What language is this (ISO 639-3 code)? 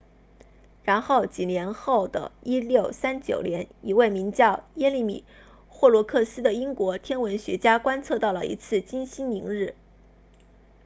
zho